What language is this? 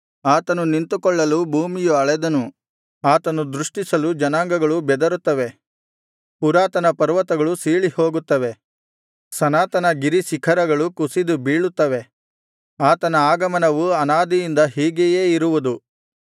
Kannada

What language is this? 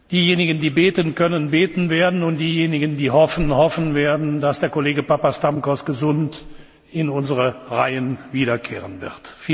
German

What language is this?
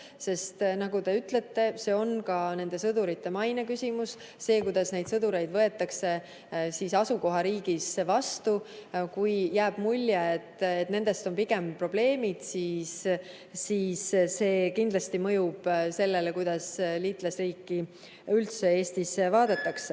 Estonian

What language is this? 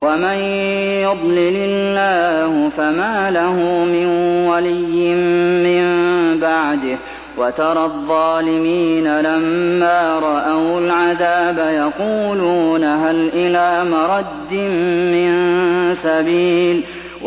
Arabic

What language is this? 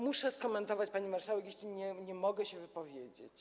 Polish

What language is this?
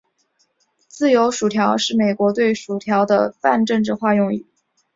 Chinese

